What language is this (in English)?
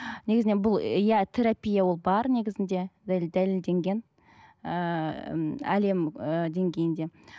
Kazakh